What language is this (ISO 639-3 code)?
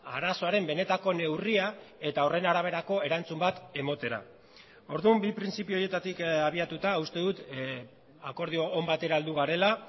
eus